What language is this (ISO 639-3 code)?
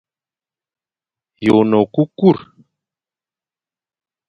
fan